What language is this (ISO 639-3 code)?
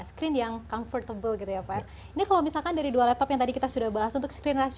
ind